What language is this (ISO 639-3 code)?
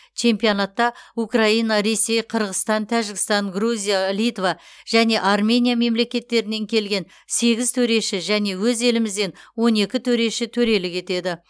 kaz